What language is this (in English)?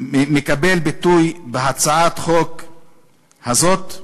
Hebrew